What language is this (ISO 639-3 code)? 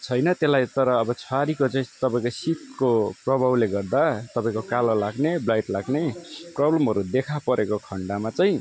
nep